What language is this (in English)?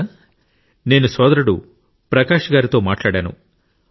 Telugu